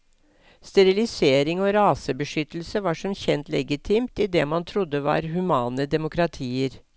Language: Norwegian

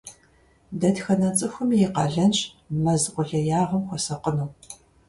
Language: Kabardian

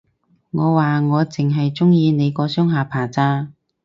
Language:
Cantonese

